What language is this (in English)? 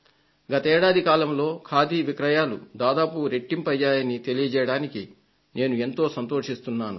Telugu